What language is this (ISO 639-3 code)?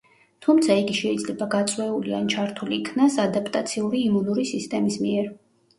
kat